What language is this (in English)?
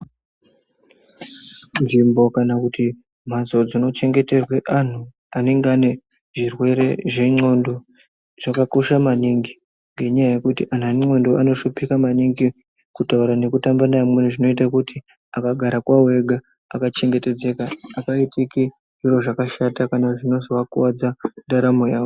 Ndau